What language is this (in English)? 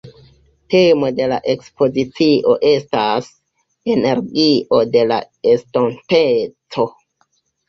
Esperanto